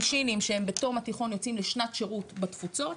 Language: Hebrew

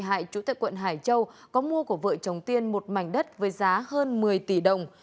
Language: Vietnamese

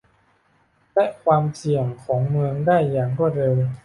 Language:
Thai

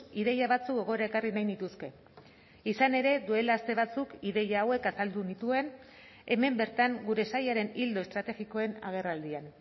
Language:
Basque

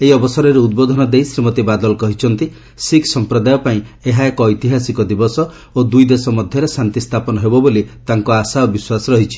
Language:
Odia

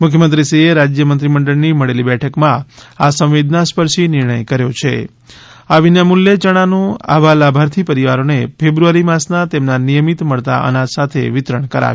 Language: Gujarati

